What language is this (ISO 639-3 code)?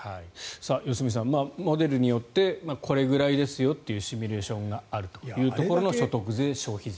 jpn